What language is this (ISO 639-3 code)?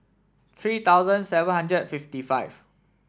eng